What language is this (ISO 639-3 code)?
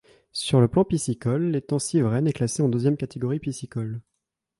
fra